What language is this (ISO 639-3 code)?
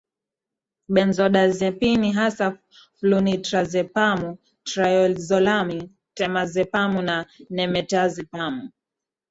swa